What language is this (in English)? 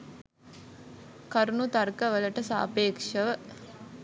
Sinhala